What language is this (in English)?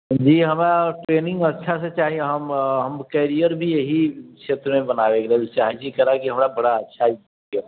Maithili